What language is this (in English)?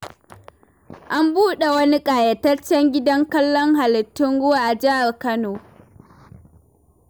Hausa